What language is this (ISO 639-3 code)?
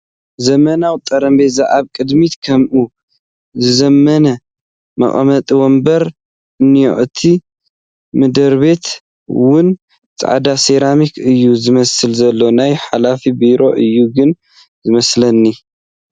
tir